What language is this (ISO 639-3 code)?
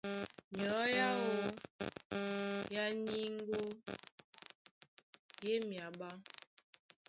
dua